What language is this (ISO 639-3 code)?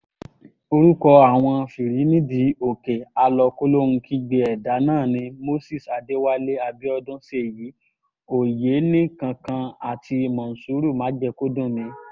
yor